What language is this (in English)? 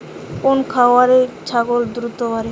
Bangla